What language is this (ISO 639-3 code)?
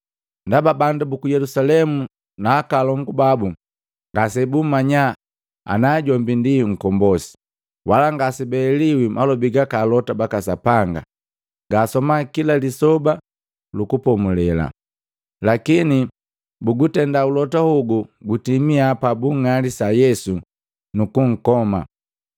mgv